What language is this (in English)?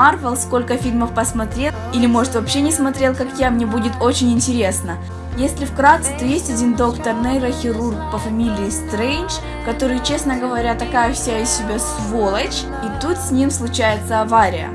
Russian